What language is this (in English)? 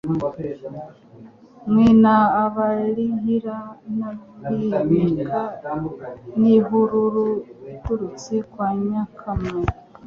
Kinyarwanda